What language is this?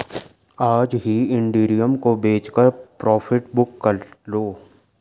Hindi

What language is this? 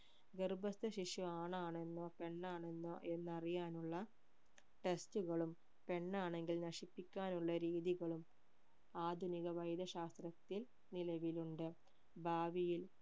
Malayalam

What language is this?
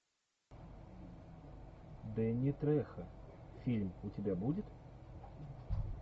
Russian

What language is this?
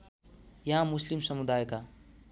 Nepali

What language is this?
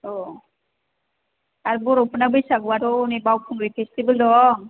Bodo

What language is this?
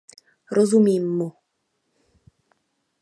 Czech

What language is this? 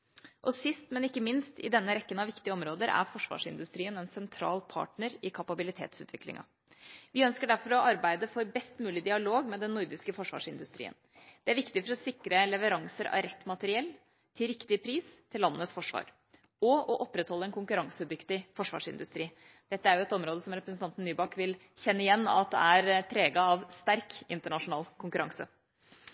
Norwegian Bokmål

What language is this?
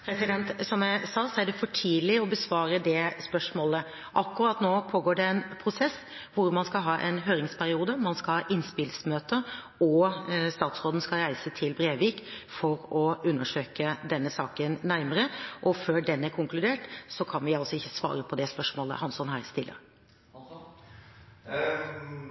Norwegian Bokmål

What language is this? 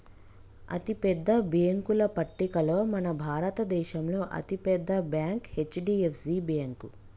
Telugu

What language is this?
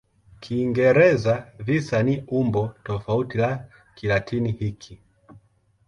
Swahili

